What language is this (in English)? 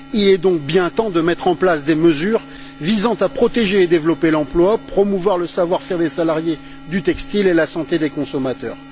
French